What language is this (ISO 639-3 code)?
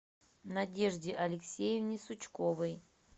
rus